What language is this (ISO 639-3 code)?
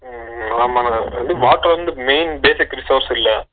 tam